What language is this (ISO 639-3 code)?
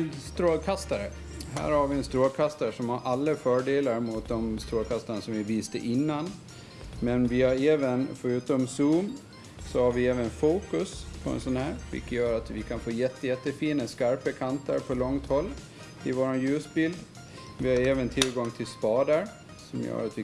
swe